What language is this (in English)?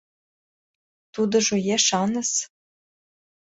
Mari